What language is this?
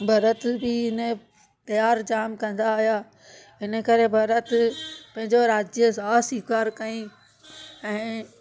Sindhi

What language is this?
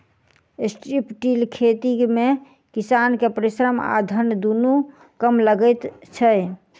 Maithili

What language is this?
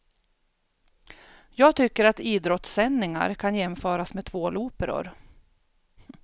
Swedish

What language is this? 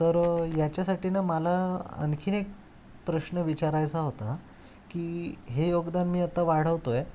Marathi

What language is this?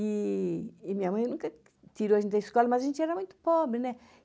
Portuguese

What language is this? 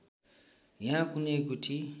Nepali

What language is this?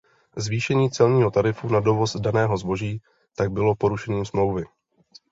Czech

